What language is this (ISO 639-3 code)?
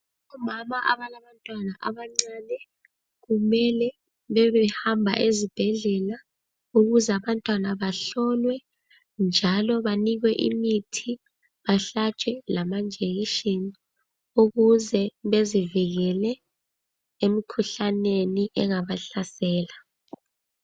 nde